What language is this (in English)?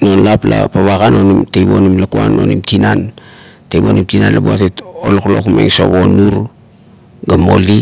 Kuot